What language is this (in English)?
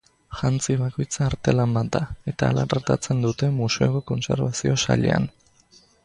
Basque